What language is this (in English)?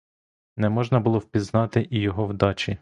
Ukrainian